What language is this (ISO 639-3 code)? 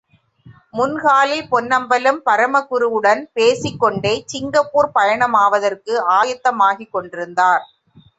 tam